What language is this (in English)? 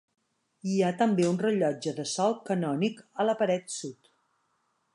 Catalan